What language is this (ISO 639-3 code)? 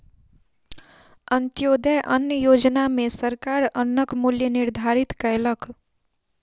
mai